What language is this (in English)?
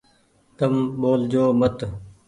Goaria